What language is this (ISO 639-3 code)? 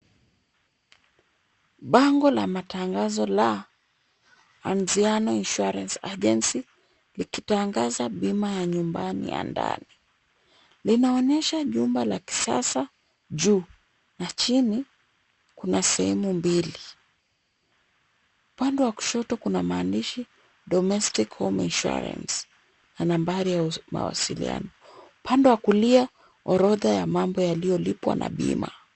swa